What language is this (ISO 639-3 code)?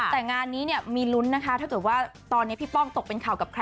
tha